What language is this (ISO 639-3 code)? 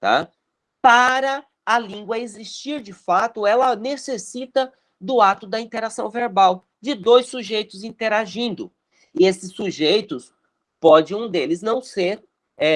por